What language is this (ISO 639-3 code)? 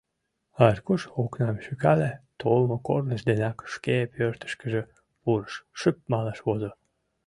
chm